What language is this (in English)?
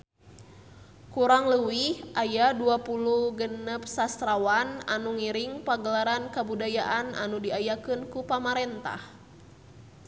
Sundanese